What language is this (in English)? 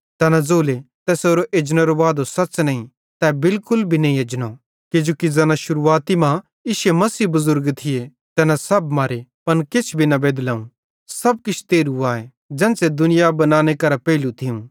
Bhadrawahi